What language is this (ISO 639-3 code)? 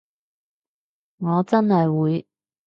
yue